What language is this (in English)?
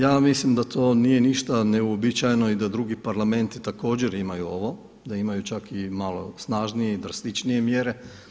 Croatian